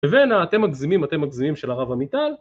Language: Hebrew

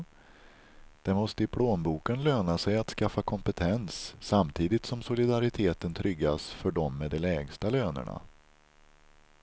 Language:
Swedish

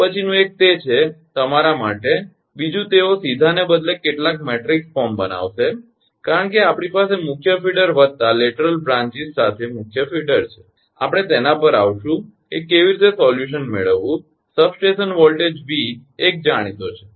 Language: Gujarati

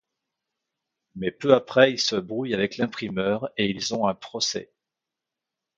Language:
French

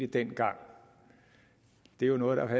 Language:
Danish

